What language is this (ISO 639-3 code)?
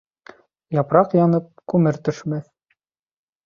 bak